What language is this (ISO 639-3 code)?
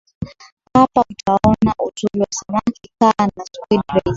swa